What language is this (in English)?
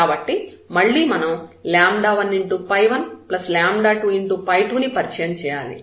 Telugu